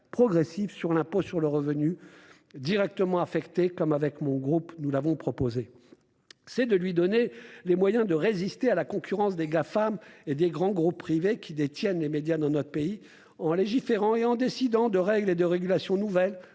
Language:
French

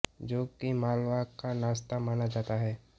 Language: Hindi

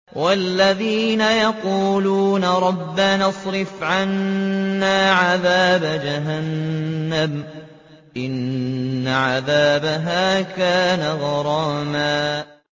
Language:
Arabic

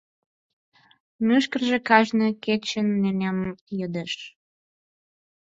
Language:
Mari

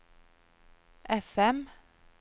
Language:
Norwegian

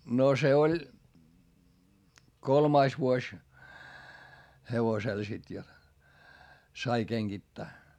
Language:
Finnish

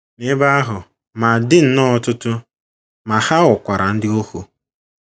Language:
Igbo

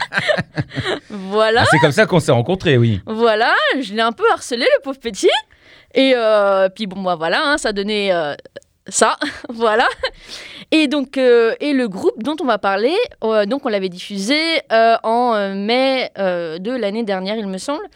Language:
French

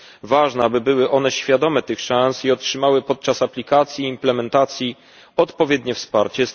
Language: Polish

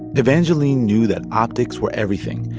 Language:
English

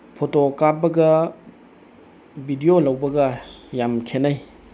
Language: Manipuri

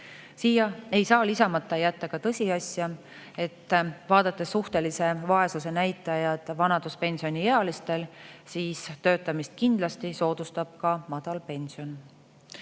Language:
Estonian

